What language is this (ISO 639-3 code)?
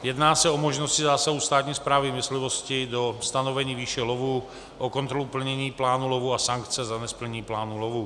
ces